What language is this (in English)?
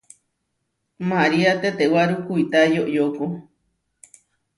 Huarijio